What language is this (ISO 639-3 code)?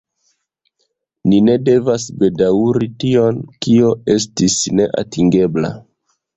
epo